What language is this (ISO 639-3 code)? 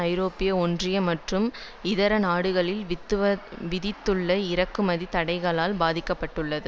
tam